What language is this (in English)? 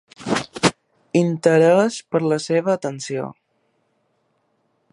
Catalan